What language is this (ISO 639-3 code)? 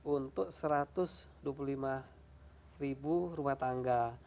ind